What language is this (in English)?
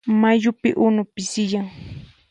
Puno Quechua